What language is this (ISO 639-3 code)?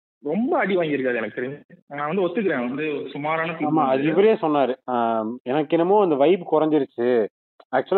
tam